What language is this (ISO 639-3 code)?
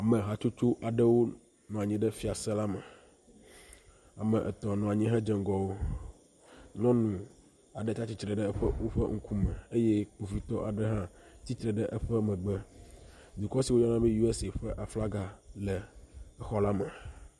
ewe